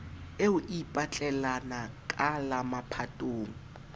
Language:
Southern Sotho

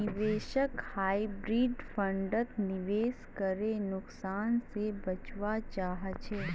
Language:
Magahi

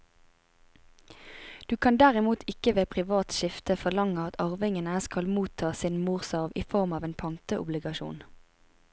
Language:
Norwegian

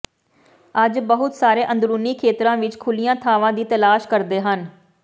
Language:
Punjabi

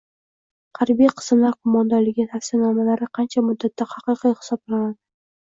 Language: Uzbek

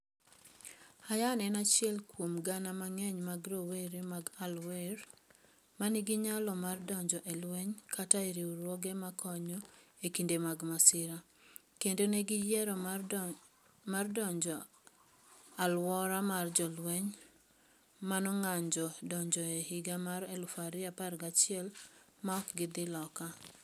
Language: Luo (Kenya and Tanzania)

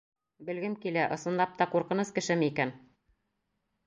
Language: Bashkir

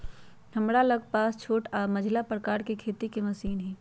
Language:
Magahi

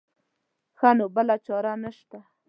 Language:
Pashto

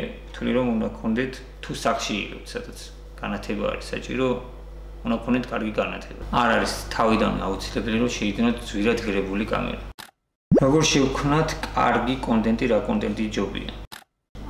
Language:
Romanian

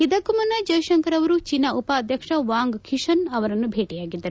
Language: Kannada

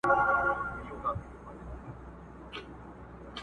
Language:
Pashto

